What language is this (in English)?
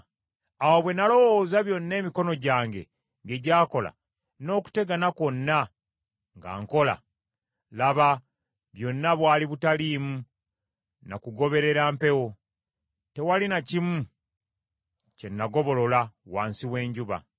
Ganda